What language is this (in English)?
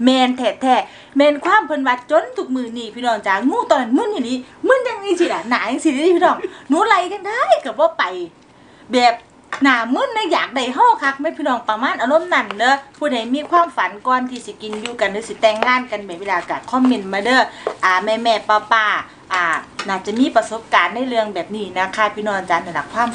Thai